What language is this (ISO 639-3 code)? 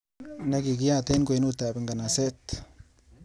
kln